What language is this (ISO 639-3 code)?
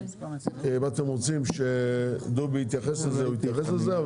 heb